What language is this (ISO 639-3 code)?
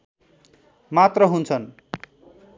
nep